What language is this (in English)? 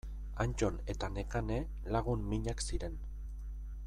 Basque